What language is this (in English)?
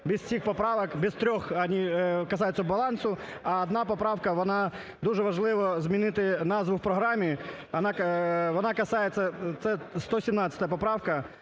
Ukrainian